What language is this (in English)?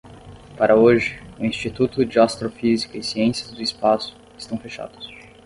Portuguese